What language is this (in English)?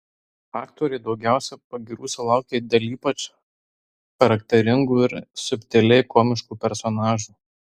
Lithuanian